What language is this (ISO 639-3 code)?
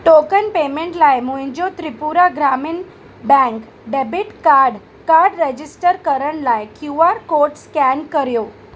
snd